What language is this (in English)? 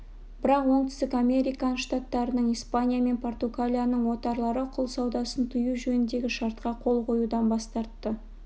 Kazakh